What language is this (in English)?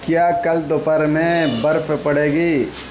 Urdu